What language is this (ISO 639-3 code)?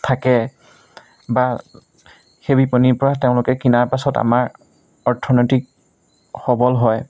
asm